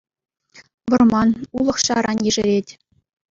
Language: Chuvash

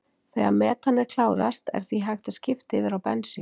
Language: Icelandic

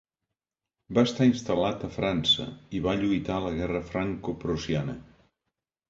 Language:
Catalan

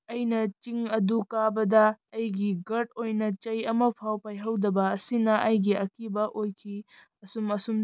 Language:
Manipuri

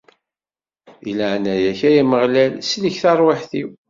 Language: Kabyle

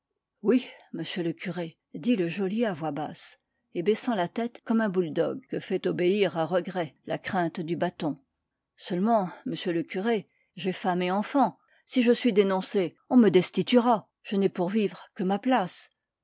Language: French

